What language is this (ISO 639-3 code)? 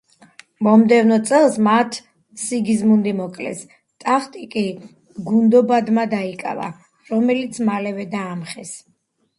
kat